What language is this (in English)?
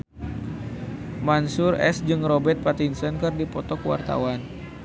Sundanese